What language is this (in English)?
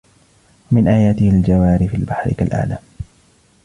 Arabic